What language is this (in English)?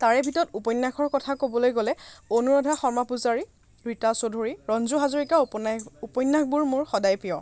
Assamese